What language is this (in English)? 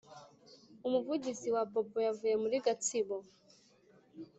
Kinyarwanda